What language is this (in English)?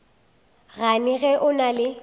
Northern Sotho